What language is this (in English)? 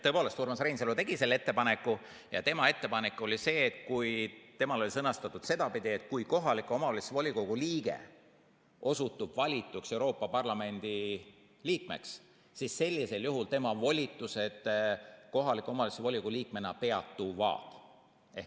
Estonian